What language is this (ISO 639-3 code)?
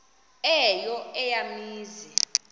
xho